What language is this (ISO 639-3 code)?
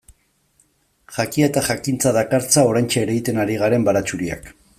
eus